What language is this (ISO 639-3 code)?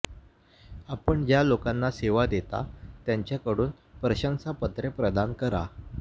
mar